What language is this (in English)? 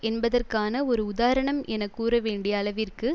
Tamil